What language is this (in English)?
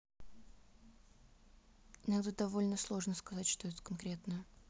Russian